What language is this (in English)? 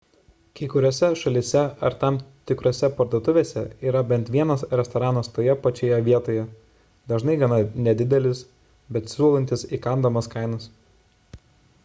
Lithuanian